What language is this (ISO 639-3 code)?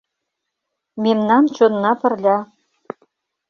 chm